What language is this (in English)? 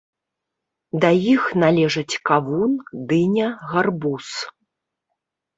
Belarusian